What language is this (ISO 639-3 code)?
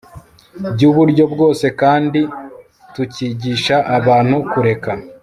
kin